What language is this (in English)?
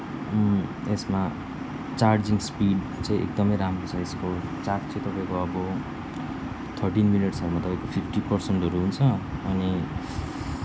Nepali